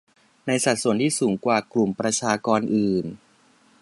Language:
Thai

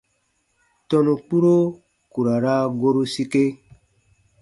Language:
Baatonum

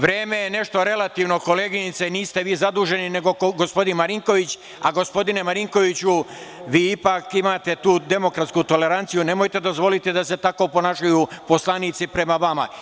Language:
Serbian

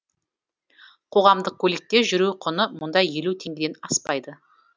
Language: Kazakh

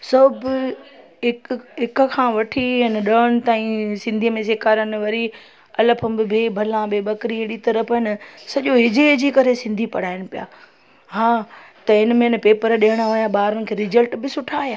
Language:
Sindhi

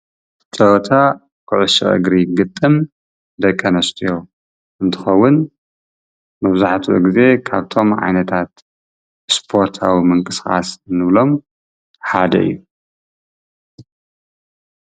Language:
Tigrinya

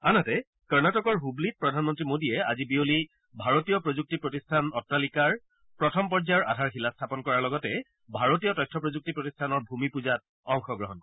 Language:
Assamese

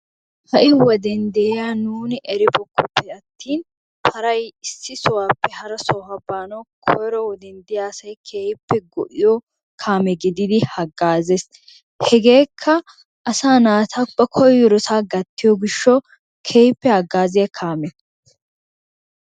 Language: Wolaytta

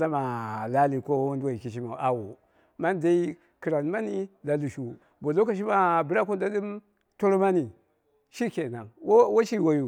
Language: Dera (Nigeria)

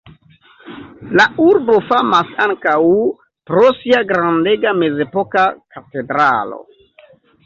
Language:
Esperanto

